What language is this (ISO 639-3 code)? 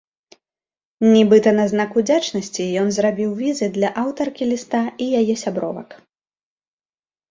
bel